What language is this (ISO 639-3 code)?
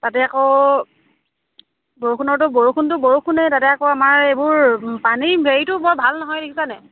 asm